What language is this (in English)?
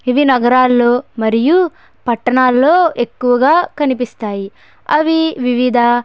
Telugu